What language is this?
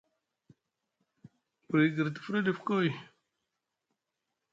Musgu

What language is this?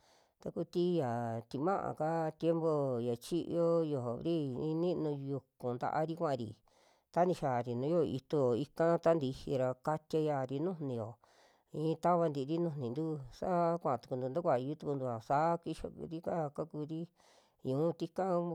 Western Juxtlahuaca Mixtec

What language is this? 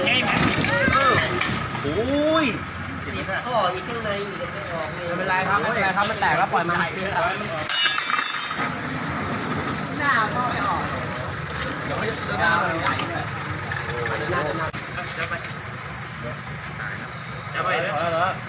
Thai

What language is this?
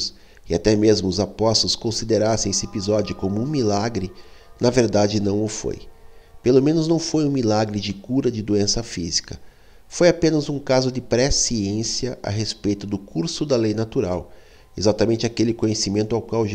Portuguese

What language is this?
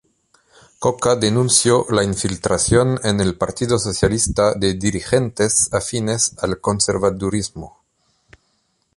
Spanish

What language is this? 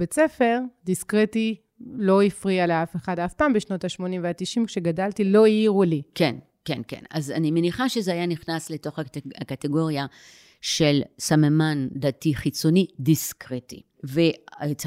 Hebrew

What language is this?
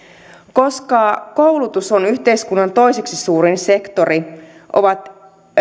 Finnish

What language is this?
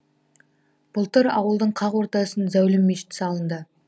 Kazakh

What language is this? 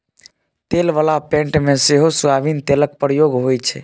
Maithili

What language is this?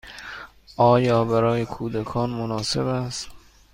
Persian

